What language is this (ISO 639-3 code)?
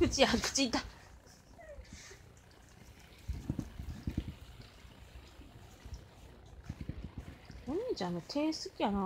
jpn